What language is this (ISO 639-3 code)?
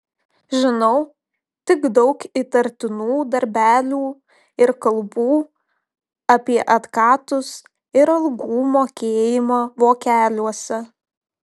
lit